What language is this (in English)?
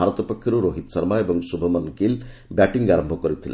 Odia